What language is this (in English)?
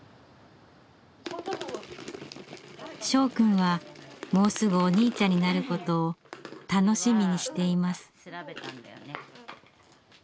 Japanese